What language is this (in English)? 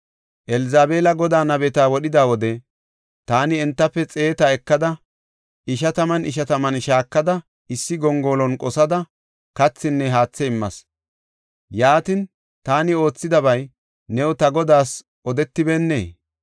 Gofa